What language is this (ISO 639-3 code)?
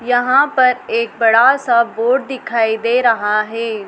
hin